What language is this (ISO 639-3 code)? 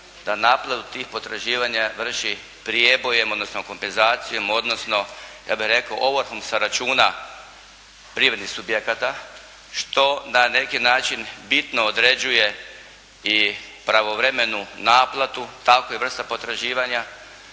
hrv